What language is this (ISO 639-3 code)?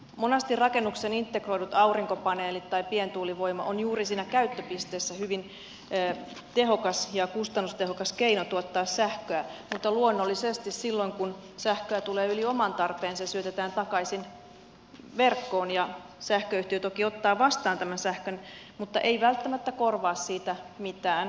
fin